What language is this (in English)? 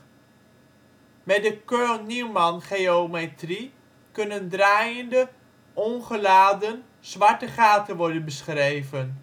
Dutch